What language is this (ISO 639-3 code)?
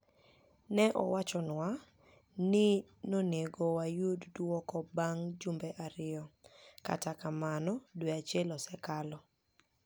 luo